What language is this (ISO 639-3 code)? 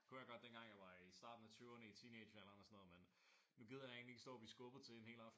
dan